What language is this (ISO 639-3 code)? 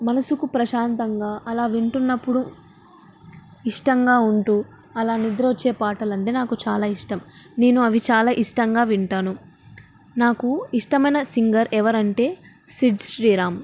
tel